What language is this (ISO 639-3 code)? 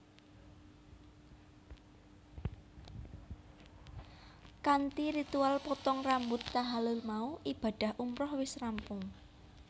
jav